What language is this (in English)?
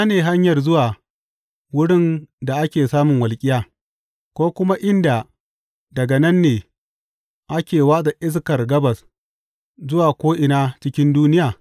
Hausa